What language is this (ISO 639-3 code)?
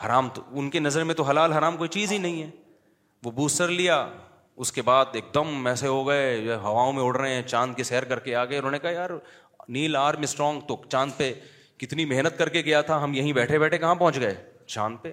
urd